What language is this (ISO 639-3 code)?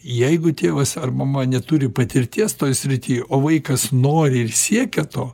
lit